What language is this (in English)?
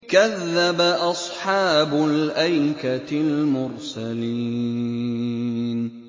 Arabic